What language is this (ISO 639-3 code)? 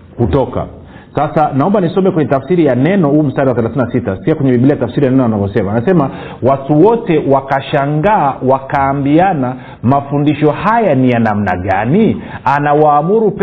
swa